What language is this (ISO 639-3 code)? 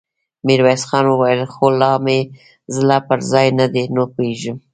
pus